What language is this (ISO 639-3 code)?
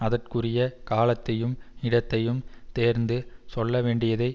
tam